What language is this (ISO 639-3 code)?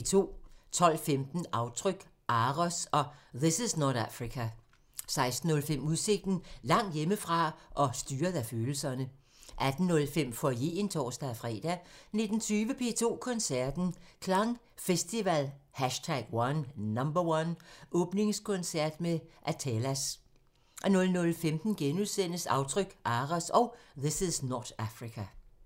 dan